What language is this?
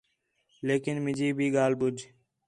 Khetrani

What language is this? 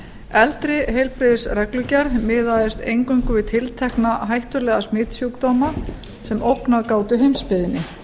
Icelandic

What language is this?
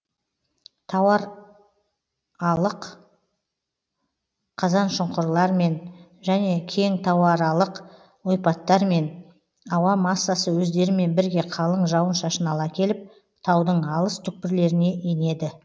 Kazakh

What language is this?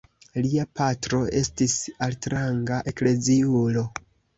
Esperanto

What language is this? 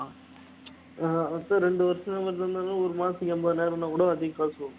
Tamil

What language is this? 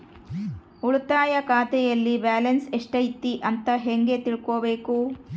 Kannada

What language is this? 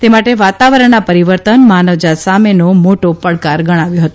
Gujarati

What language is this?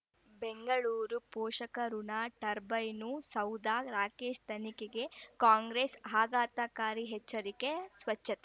Kannada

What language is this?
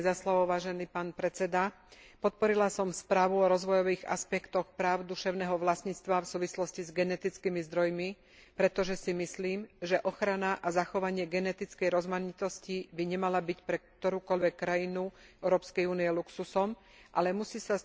Slovak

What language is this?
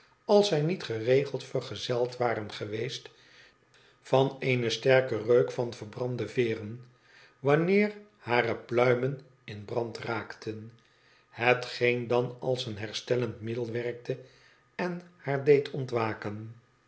Dutch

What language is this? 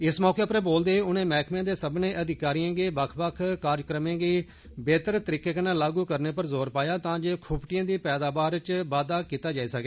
Dogri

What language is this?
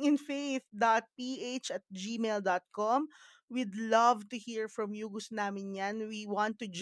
Filipino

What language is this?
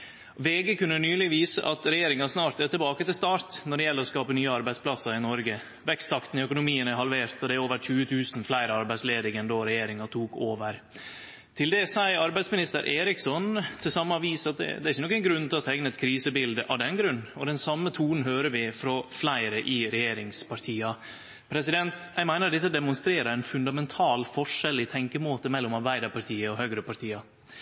Norwegian Nynorsk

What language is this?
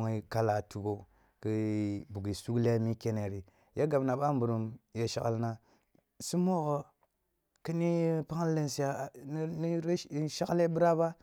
Kulung (Nigeria)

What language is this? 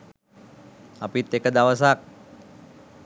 Sinhala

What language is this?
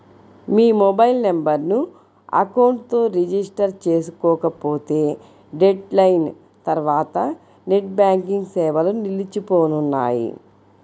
Telugu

